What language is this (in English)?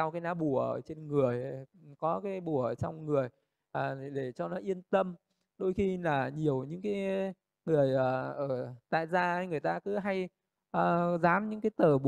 Vietnamese